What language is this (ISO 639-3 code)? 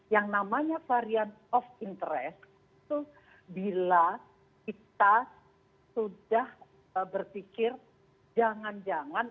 ind